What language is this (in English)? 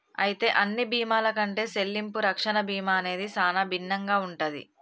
Telugu